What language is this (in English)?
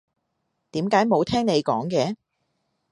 Cantonese